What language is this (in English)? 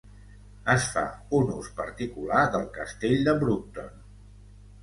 Catalan